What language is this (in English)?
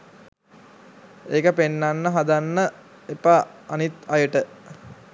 Sinhala